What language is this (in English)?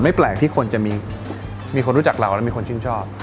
Thai